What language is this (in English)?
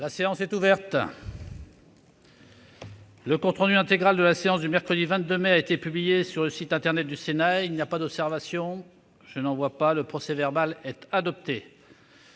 French